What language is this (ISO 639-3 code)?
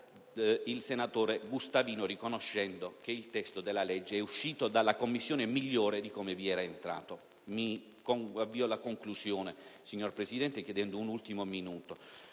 ita